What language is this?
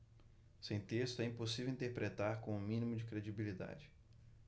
Portuguese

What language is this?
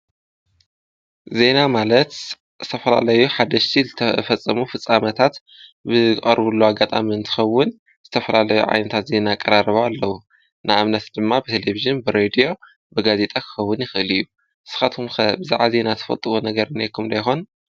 Tigrinya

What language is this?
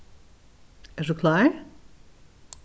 Faroese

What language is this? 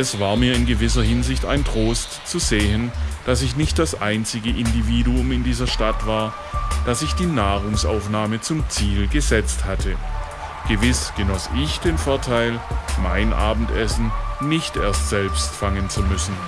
German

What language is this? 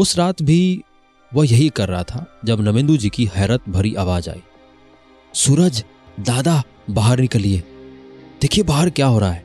Hindi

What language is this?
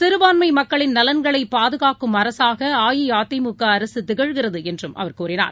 Tamil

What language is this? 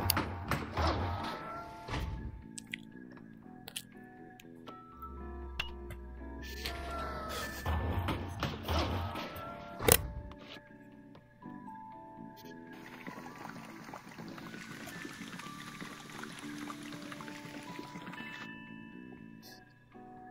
Polish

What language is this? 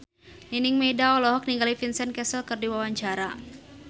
Sundanese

